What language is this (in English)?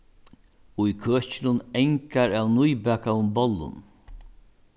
Faroese